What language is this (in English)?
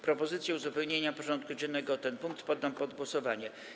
Polish